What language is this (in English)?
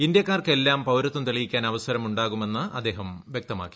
Malayalam